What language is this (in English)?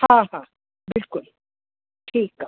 Sindhi